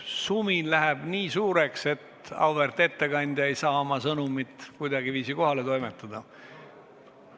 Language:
Estonian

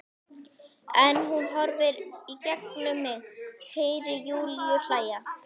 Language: Icelandic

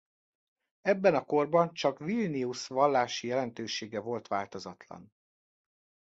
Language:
Hungarian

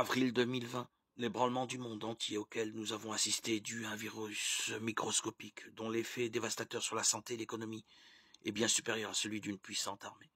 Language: French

